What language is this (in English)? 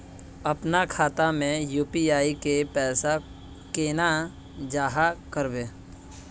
Magahi